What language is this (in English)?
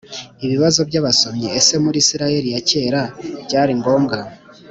Kinyarwanda